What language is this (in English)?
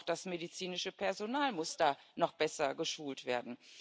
German